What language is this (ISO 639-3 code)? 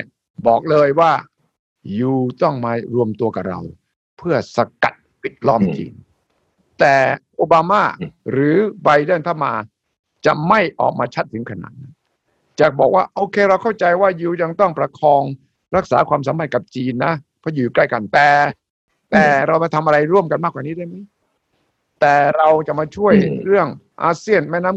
tha